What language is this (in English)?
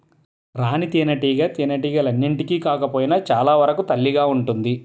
Telugu